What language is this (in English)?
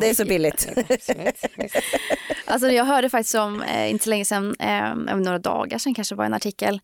Swedish